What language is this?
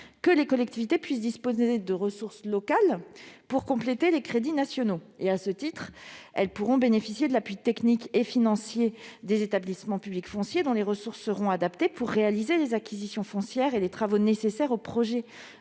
French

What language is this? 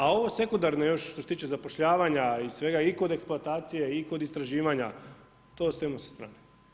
Croatian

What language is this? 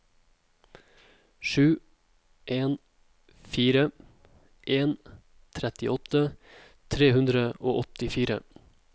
Norwegian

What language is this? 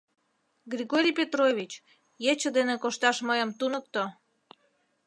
Mari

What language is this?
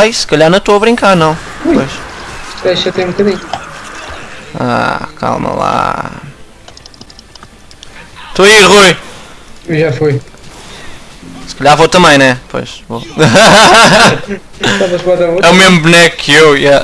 Portuguese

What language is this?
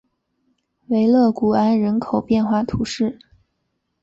Chinese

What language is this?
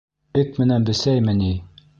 Bashkir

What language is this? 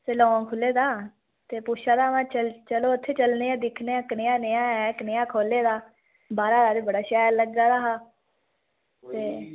Dogri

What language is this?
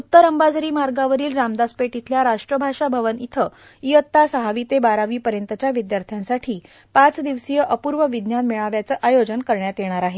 Marathi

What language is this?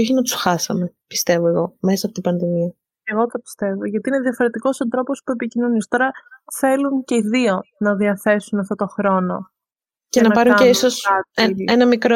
Greek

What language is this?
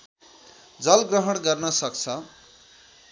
Nepali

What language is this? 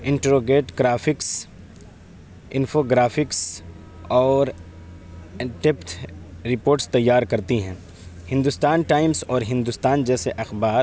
Urdu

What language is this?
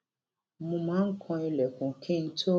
Yoruba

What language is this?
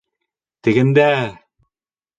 Bashkir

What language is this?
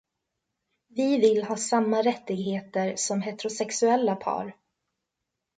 Swedish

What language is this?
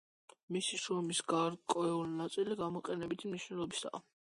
Georgian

